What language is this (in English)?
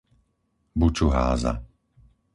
Slovak